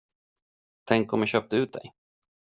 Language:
Swedish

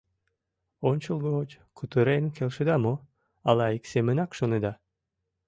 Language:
Mari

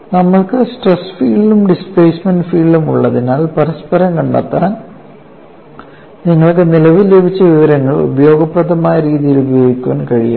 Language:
Malayalam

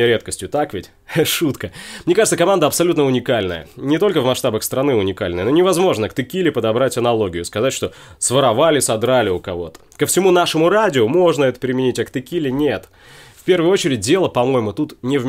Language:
Russian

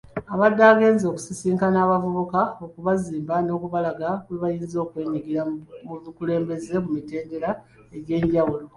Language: Ganda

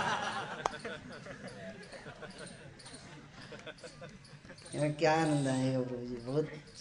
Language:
Hindi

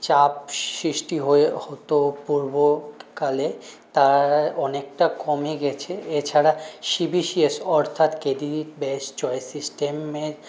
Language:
Bangla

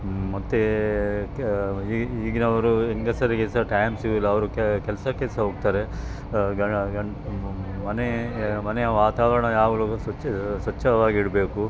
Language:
Kannada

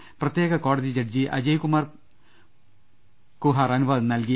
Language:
Malayalam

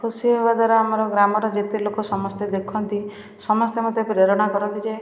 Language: Odia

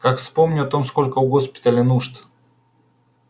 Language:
Russian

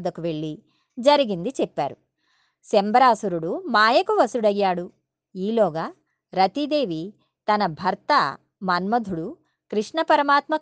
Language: Telugu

